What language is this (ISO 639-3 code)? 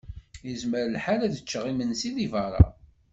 kab